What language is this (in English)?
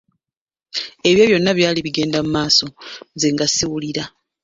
Ganda